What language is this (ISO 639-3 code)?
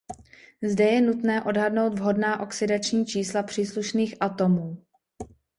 ces